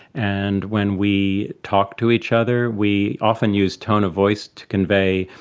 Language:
English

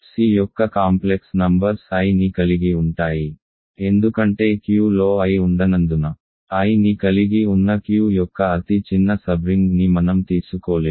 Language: Telugu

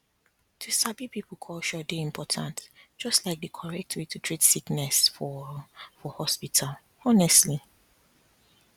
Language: Nigerian Pidgin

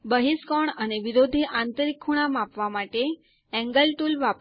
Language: Gujarati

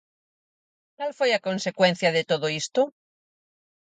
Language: Galician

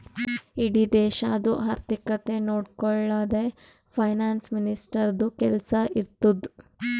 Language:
Kannada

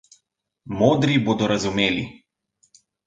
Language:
Slovenian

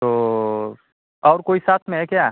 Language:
Hindi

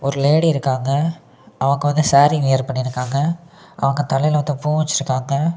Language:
Tamil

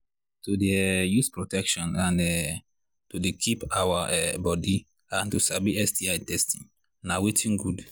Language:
Nigerian Pidgin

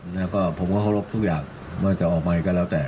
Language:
Thai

